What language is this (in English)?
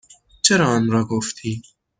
Persian